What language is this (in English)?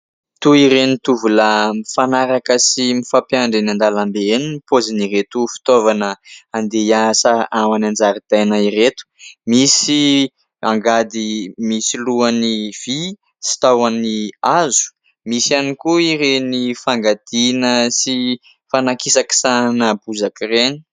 Malagasy